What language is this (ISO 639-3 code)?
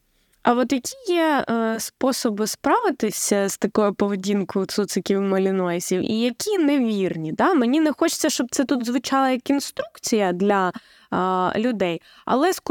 ukr